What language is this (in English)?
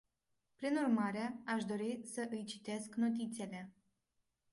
Romanian